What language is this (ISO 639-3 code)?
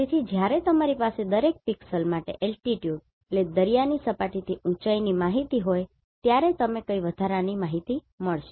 guj